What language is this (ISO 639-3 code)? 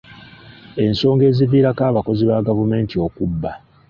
lug